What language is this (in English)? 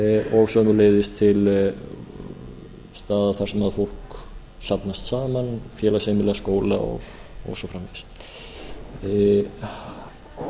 Icelandic